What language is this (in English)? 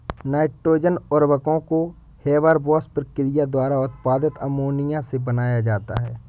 Hindi